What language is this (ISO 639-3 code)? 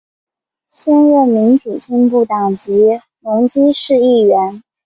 zho